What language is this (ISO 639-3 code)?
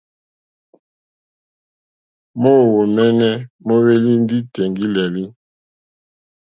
bri